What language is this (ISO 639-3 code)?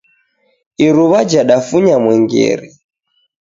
dav